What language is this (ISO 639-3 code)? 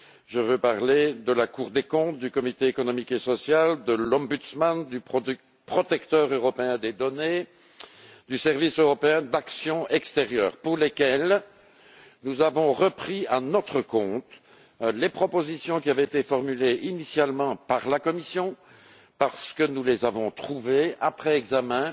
fra